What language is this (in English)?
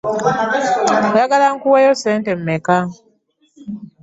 Ganda